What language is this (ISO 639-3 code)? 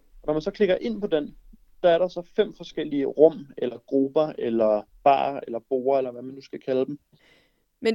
dan